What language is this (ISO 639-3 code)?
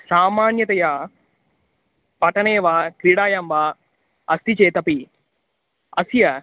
san